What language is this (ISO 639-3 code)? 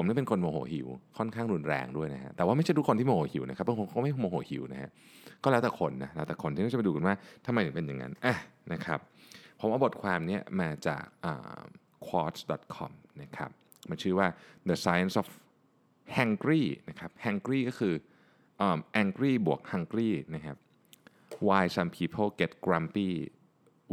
tha